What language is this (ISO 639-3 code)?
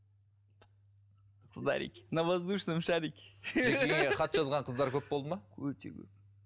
kaz